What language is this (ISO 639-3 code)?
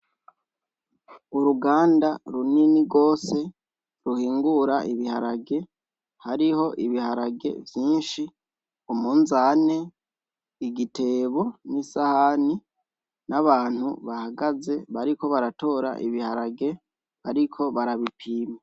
run